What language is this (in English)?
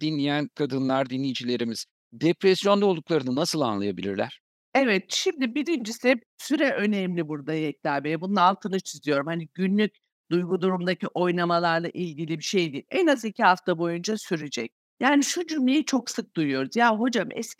Turkish